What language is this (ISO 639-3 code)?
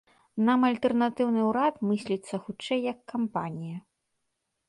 bel